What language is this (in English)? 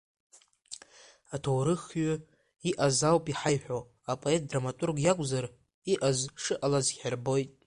Abkhazian